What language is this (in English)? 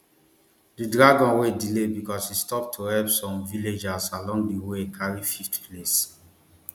Nigerian Pidgin